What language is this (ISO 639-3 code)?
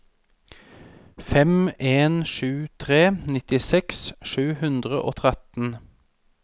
nor